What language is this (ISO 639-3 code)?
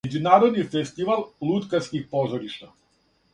srp